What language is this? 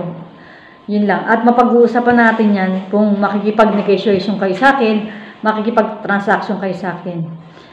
Filipino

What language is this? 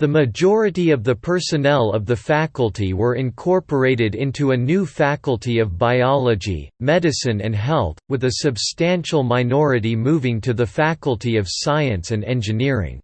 English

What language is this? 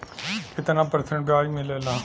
Bhojpuri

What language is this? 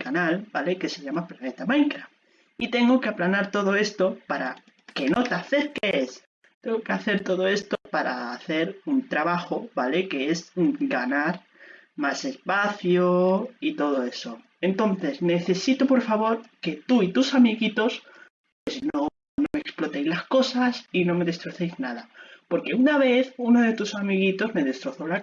Spanish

